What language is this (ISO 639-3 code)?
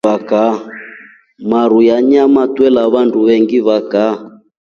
rof